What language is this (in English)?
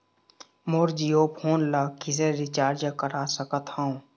Chhattisgarhi